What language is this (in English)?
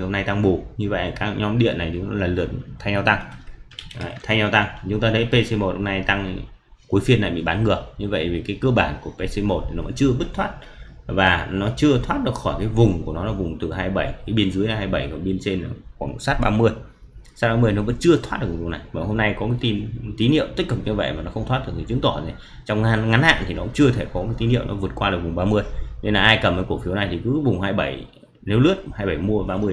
Vietnamese